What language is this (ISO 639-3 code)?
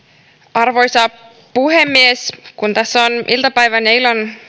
fin